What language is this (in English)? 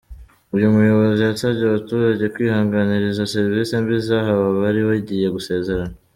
Kinyarwanda